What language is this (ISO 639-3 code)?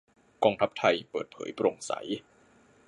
tha